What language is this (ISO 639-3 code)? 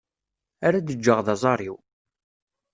kab